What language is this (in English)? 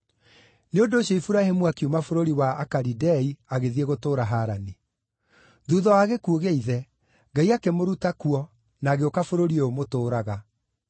Kikuyu